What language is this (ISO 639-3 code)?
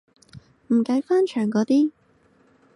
yue